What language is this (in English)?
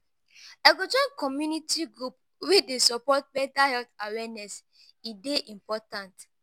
Nigerian Pidgin